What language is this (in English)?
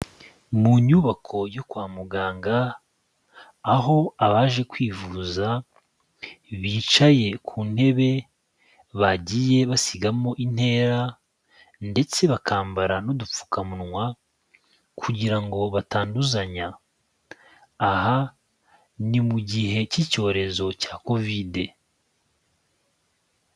Kinyarwanda